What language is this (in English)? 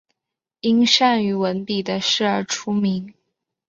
Chinese